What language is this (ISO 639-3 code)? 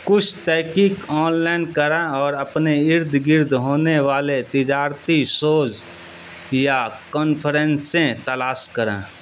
urd